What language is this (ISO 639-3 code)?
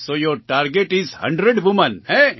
guj